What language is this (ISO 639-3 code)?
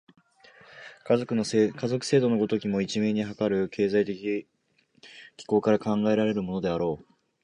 jpn